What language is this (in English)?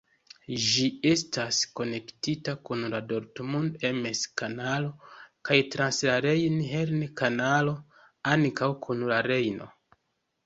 Esperanto